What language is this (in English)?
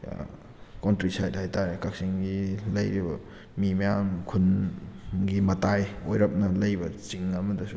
Manipuri